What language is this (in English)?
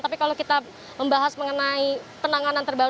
Indonesian